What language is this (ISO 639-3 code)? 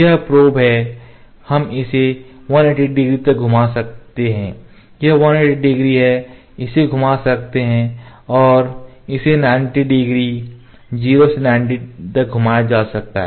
hin